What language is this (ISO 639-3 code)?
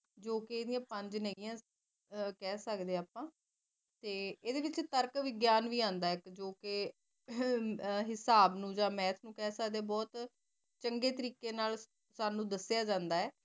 pan